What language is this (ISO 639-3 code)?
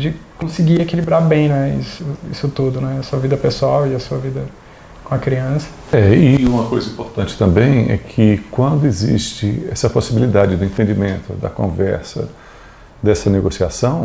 por